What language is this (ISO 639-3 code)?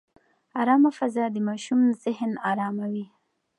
pus